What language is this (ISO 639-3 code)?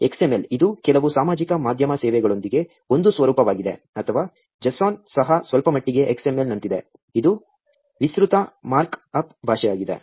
kan